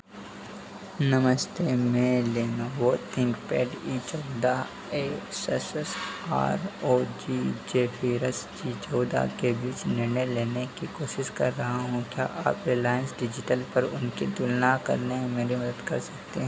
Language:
Hindi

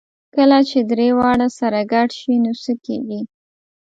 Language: Pashto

